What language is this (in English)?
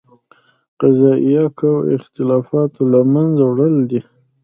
Pashto